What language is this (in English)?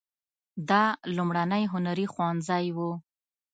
Pashto